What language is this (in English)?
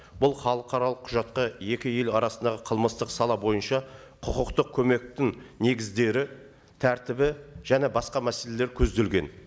Kazakh